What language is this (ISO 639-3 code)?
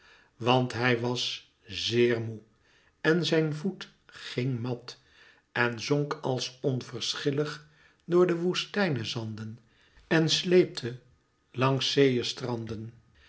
nld